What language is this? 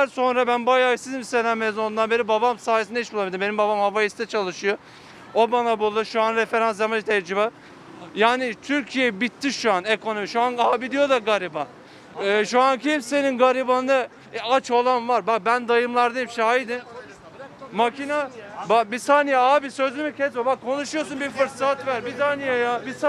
Turkish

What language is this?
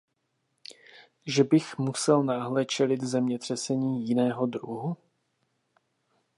Czech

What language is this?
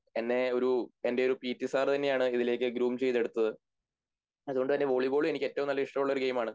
Malayalam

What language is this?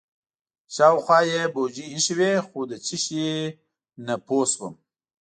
Pashto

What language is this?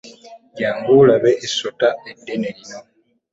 Ganda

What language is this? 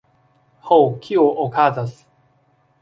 Esperanto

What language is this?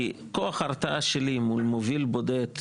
Hebrew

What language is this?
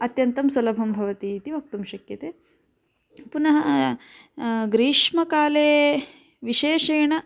Sanskrit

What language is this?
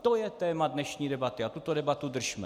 Czech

